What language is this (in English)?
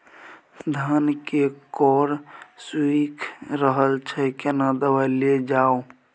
Maithili